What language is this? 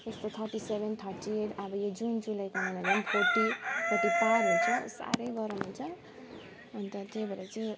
Nepali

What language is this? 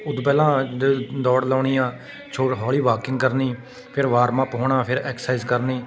Punjabi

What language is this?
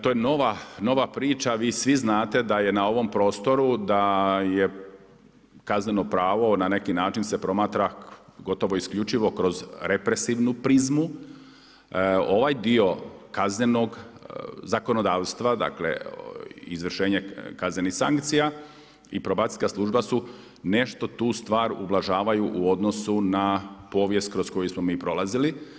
Croatian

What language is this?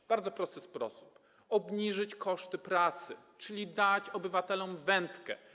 Polish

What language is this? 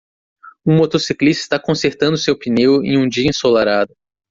Portuguese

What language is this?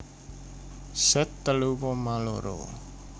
Javanese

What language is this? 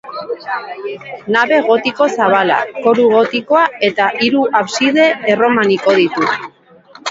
Basque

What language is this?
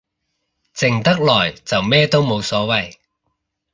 Cantonese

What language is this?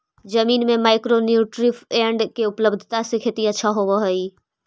Magahi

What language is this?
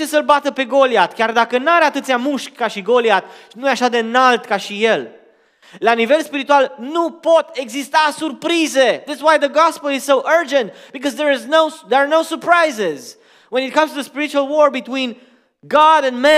Romanian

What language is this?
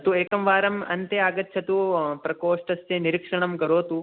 Sanskrit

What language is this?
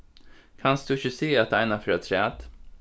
Faroese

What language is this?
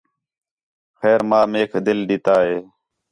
Khetrani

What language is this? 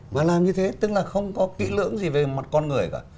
Vietnamese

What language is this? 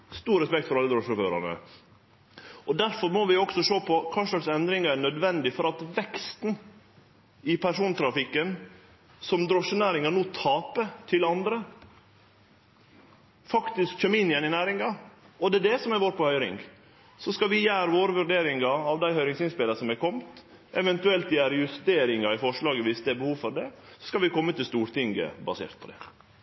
Norwegian Nynorsk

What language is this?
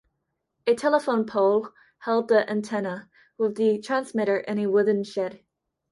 English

